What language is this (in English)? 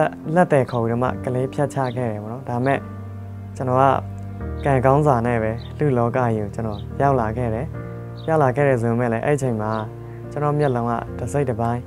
Thai